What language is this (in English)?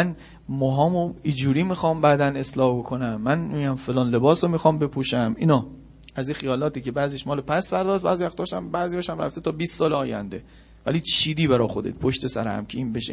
Persian